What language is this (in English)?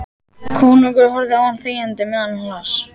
Icelandic